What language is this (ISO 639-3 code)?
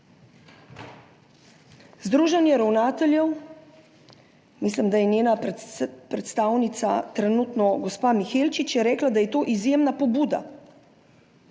slv